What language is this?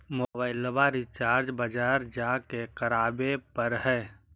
Magahi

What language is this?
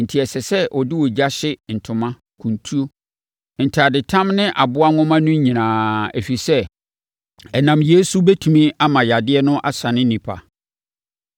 Akan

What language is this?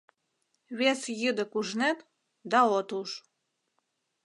Mari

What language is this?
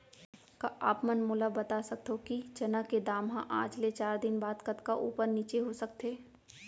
Chhattisgarhi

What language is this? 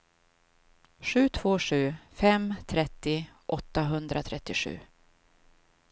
Swedish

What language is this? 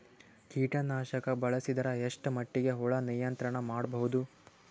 Kannada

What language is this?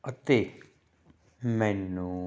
Punjabi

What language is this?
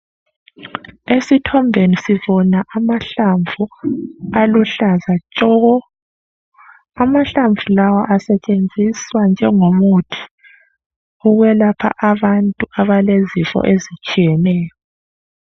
North Ndebele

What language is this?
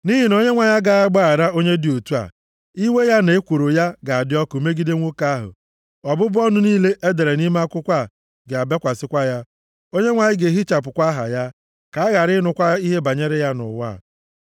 Igbo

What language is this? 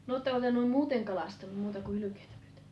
Finnish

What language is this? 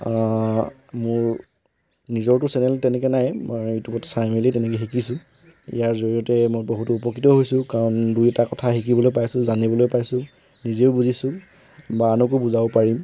Assamese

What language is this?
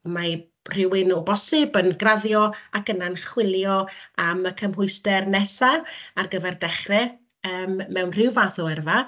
Welsh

